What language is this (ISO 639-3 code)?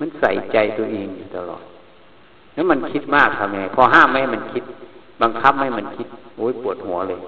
tha